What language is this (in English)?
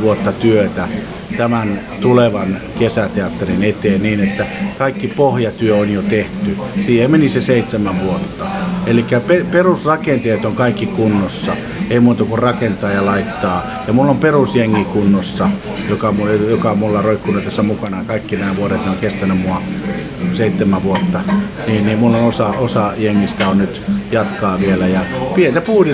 Finnish